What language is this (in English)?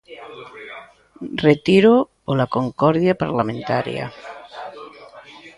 Galician